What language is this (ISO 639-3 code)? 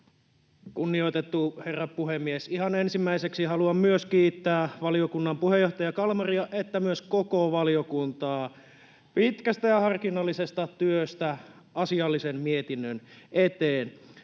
fin